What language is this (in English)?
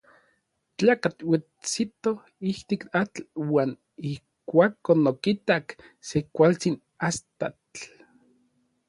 Orizaba Nahuatl